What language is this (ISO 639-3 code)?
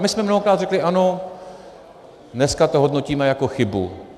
ces